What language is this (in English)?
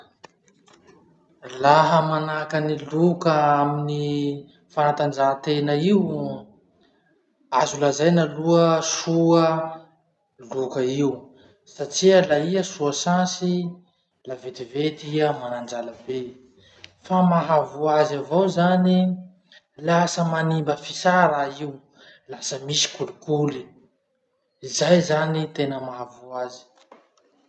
Masikoro Malagasy